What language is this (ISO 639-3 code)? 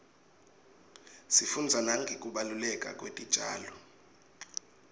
ssw